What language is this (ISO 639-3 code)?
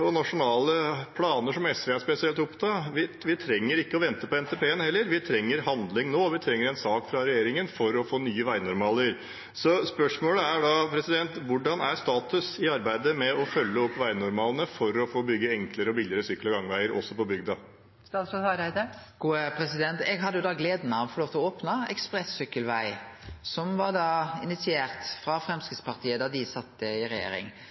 nor